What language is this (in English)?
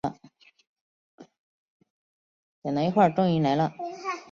Chinese